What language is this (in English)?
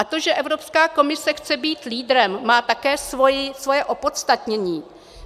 Czech